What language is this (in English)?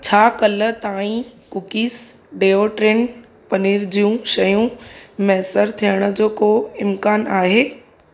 Sindhi